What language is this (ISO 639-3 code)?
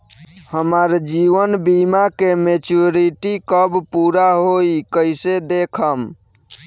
bho